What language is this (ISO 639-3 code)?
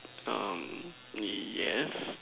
eng